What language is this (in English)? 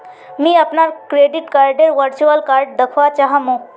Magahi